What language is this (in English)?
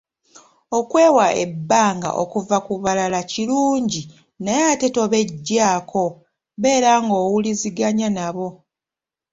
Ganda